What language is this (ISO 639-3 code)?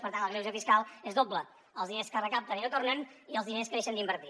cat